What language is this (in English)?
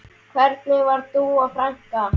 Icelandic